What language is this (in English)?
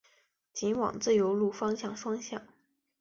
Chinese